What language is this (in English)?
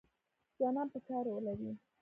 Pashto